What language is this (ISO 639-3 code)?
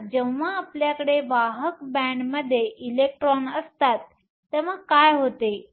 mar